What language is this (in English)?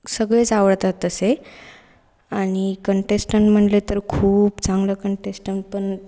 Marathi